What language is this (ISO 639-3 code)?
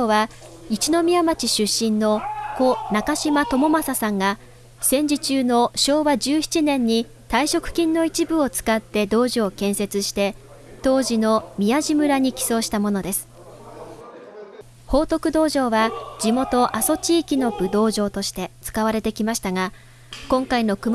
jpn